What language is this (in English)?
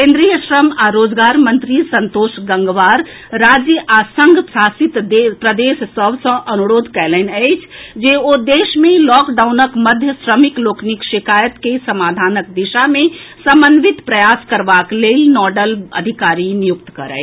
Maithili